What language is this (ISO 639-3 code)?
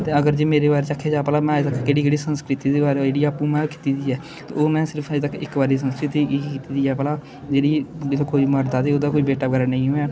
doi